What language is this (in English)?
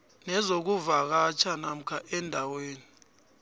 South Ndebele